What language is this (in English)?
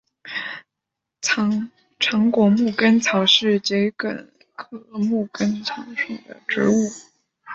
Chinese